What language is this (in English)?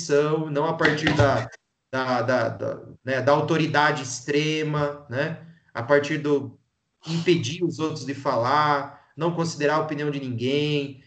Portuguese